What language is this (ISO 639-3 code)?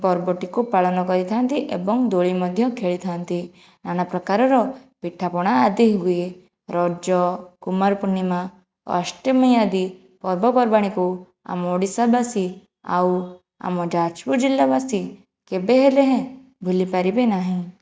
ori